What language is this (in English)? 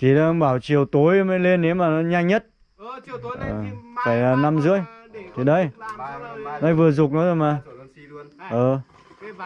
Vietnamese